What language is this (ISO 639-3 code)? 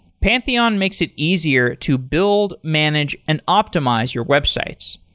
eng